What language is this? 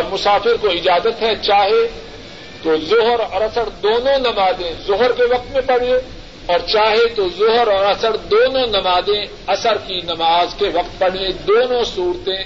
Urdu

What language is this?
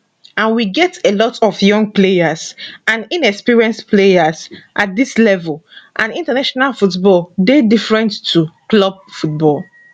Nigerian Pidgin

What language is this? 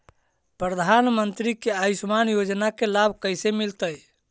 Magahi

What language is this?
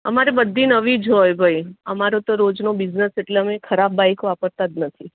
Gujarati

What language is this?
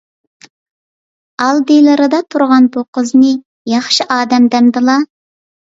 Uyghur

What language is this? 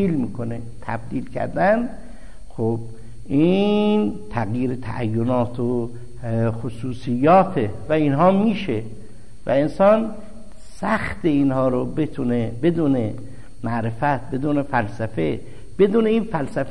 Persian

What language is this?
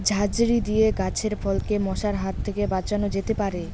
Bangla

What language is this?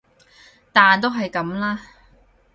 Cantonese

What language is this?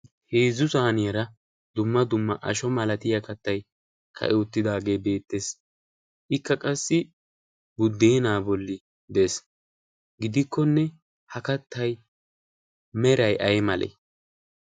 Wolaytta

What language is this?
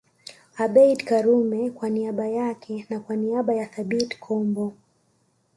Swahili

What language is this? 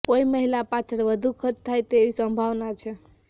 Gujarati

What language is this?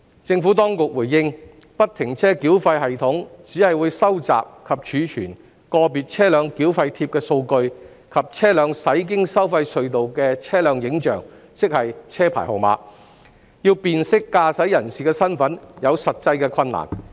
Cantonese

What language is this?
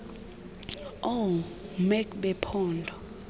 Xhosa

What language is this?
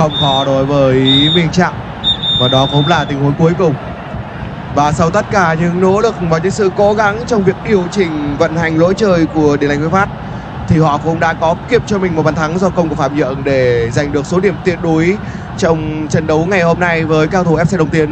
Vietnamese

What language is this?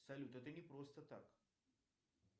Russian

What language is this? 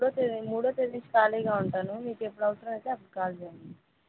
Telugu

